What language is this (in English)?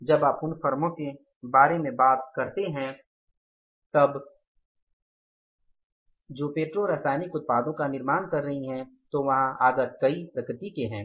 Hindi